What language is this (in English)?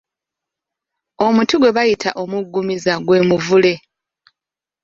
Ganda